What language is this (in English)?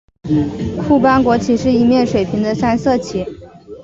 Chinese